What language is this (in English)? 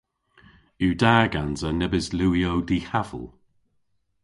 Cornish